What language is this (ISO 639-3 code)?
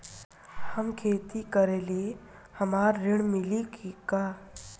bho